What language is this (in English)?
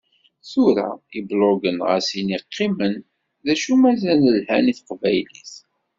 Kabyle